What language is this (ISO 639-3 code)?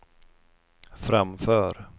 swe